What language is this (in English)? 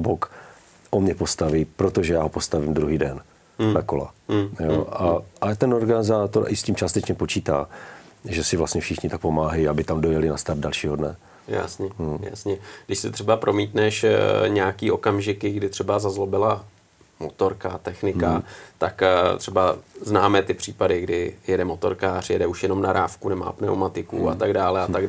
Czech